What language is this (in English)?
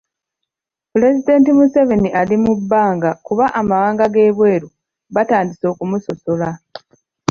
Ganda